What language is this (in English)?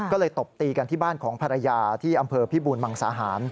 Thai